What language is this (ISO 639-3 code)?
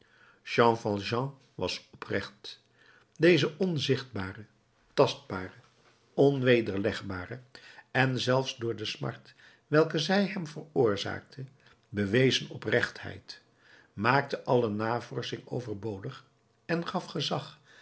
nld